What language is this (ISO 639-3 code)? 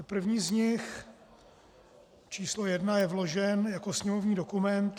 ces